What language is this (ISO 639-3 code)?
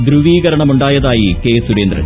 mal